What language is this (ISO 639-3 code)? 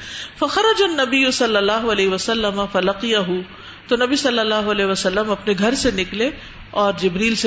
urd